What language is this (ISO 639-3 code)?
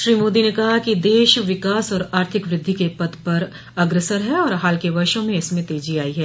hin